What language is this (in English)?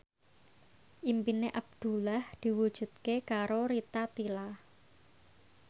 Javanese